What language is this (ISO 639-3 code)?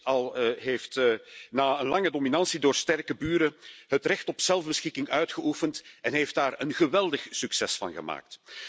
nld